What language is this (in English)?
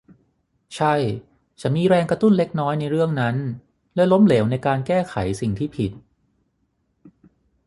Thai